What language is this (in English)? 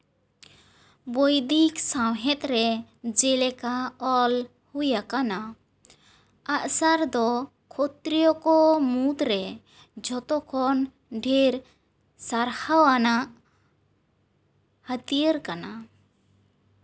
Santali